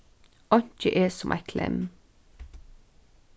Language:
Faroese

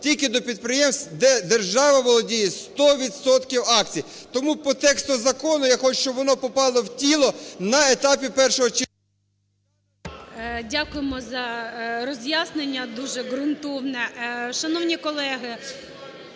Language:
Ukrainian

